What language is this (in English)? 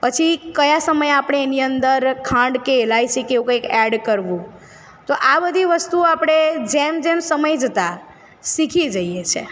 Gujarati